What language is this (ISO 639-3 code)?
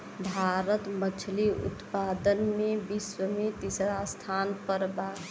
bho